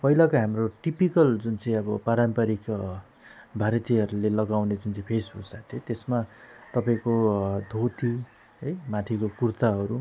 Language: Nepali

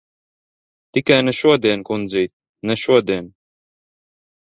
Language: Latvian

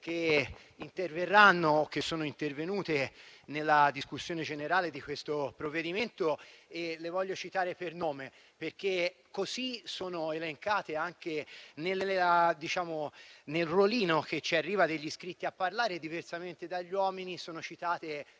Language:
Italian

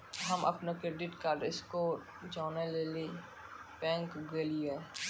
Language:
Maithili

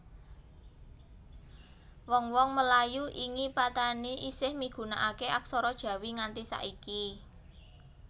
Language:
Javanese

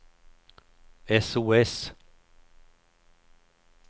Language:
Swedish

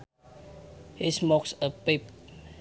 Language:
Sundanese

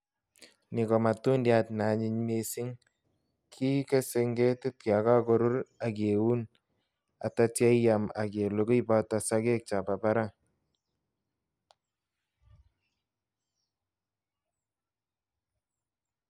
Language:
Kalenjin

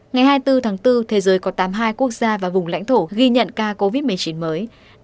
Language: Vietnamese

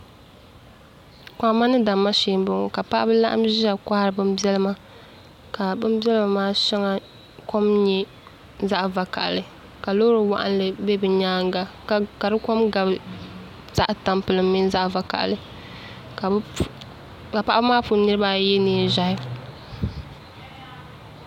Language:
Dagbani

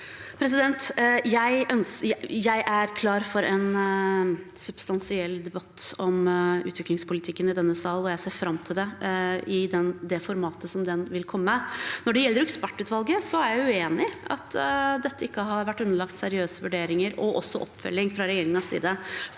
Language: Norwegian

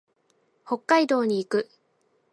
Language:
Japanese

